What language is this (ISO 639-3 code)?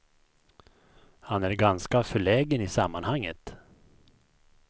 swe